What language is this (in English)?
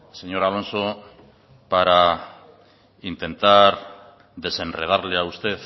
Spanish